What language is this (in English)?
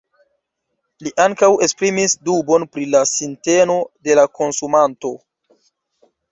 Esperanto